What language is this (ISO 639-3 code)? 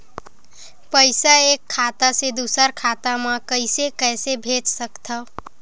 hne